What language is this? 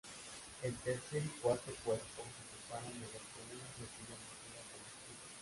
Spanish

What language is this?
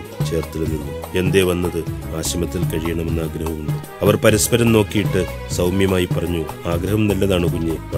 Malayalam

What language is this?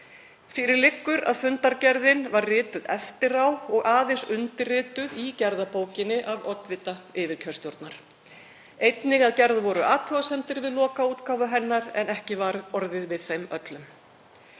Icelandic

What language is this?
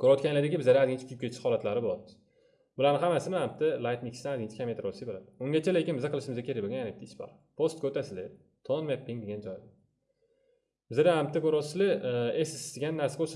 Turkish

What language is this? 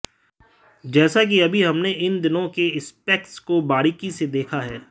Hindi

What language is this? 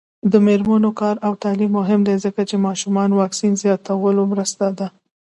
Pashto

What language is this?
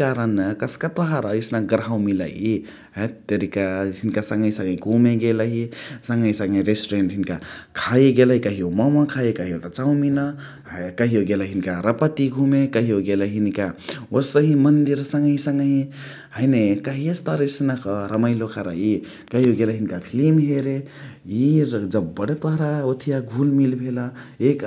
Chitwania Tharu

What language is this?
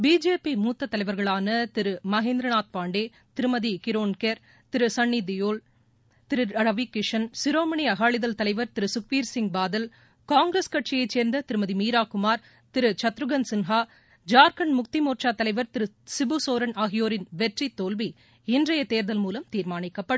Tamil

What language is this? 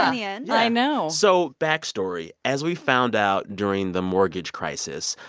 English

